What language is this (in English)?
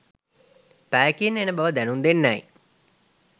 Sinhala